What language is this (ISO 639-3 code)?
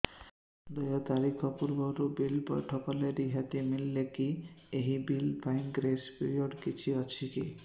ori